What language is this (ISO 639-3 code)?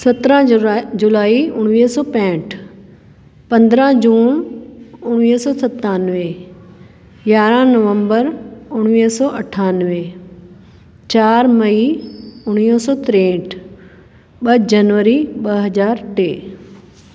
snd